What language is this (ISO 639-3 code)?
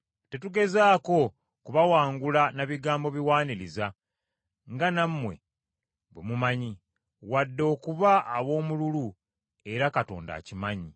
lug